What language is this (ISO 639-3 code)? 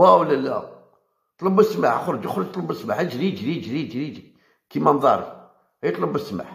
ara